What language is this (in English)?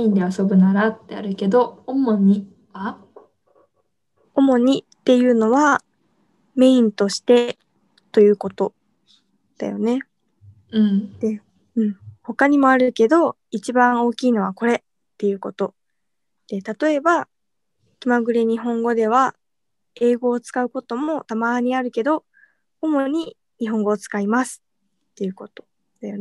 Japanese